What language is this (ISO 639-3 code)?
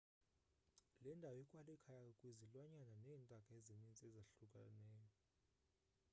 xho